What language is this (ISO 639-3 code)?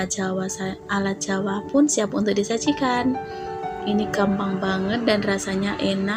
ind